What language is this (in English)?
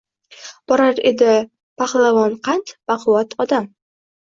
Uzbek